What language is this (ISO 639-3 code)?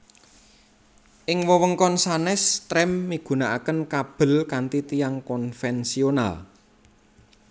jav